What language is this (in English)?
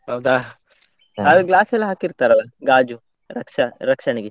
Kannada